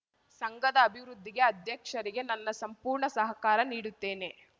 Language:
Kannada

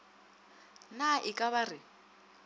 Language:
Northern Sotho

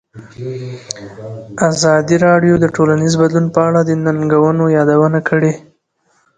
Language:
Pashto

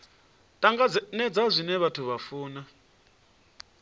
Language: Venda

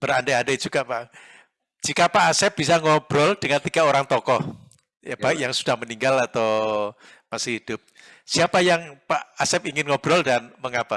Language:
Indonesian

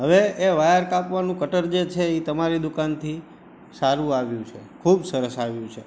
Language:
Gujarati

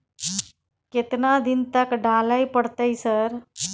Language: Maithili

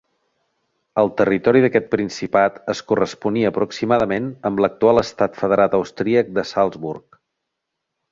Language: Catalan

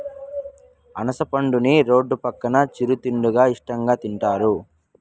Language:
Telugu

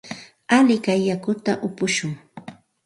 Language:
Santa Ana de Tusi Pasco Quechua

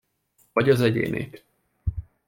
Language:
Hungarian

